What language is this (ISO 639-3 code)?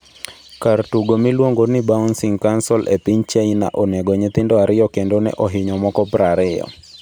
luo